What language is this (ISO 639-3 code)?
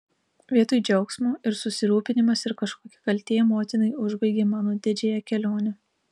lit